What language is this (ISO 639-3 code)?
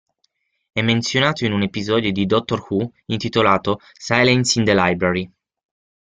ita